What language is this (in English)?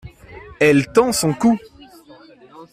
French